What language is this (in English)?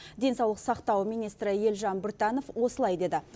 Kazakh